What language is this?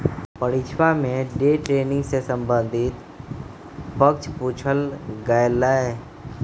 Magahi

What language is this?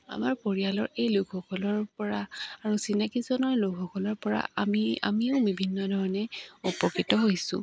Assamese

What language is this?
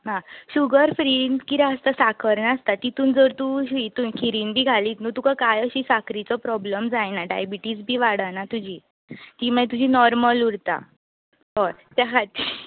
Konkani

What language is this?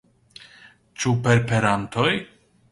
Esperanto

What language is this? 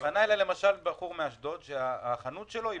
Hebrew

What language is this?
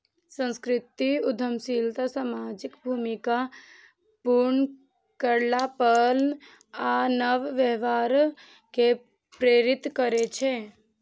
Maithili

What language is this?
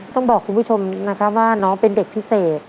Thai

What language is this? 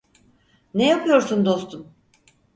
Turkish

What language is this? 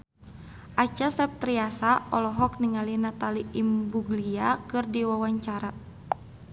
Sundanese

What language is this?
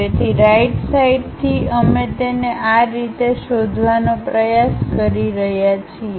Gujarati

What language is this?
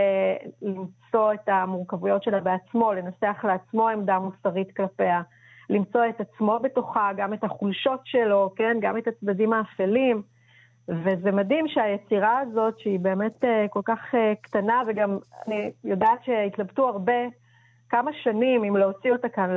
Hebrew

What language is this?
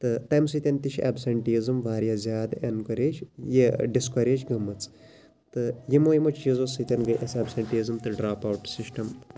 Kashmiri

